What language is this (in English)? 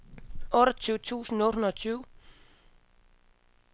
Danish